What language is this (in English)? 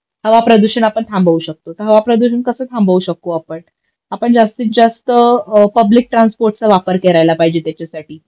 Marathi